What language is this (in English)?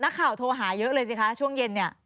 Thai